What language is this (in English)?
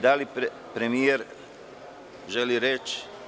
Serbian